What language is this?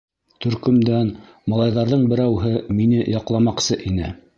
Bashkir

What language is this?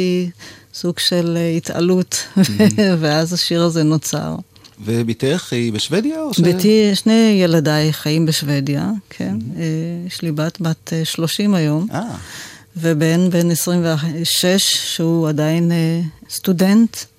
Hebrew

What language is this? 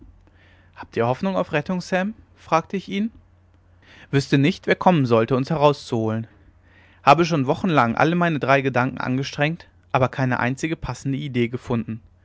German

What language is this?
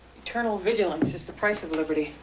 English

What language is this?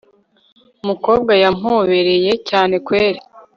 Kinyarwanda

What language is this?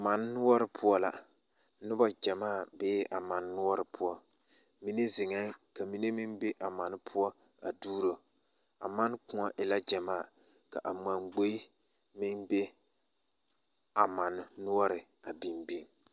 Southern Dagaare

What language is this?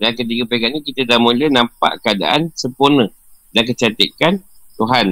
Malay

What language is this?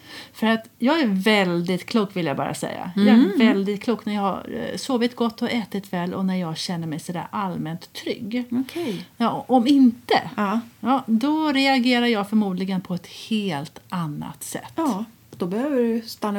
Swedish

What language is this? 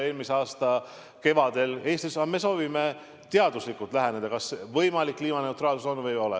Estonian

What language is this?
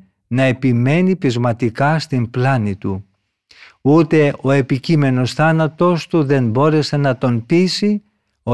Greek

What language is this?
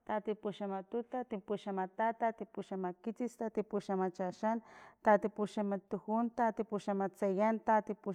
Filomena Mata-Coahuitlán Totonac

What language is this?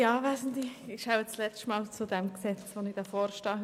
Swiss German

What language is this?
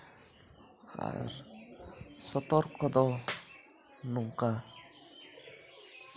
Santali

